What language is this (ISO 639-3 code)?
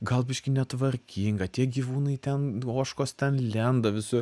lit